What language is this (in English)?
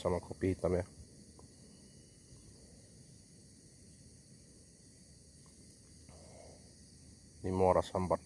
Indonesian